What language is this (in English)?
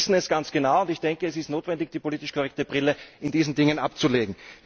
German